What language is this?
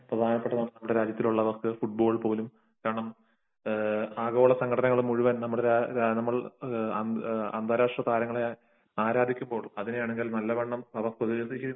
Malayalam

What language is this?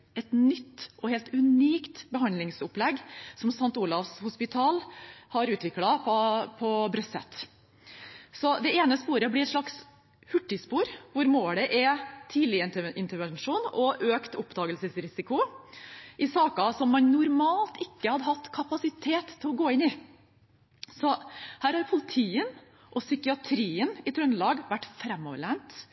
Norwegian Bokmål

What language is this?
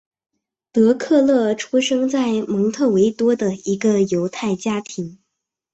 Chinese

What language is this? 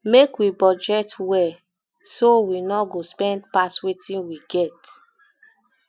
Nigerian Pidgin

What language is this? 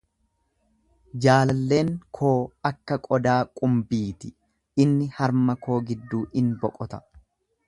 Oromo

